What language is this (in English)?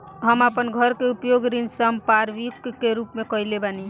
Bhojpuri